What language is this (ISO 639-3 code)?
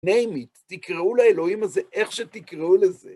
heb